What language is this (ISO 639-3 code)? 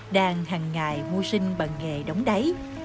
vie